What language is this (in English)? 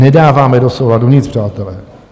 Czech